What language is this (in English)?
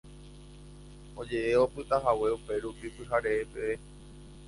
Guarani